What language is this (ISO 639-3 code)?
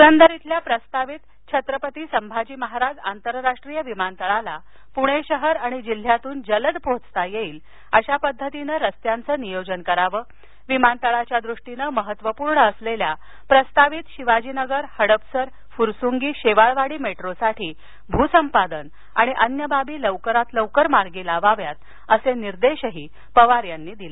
mar